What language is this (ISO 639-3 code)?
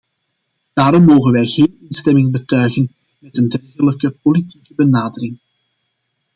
nld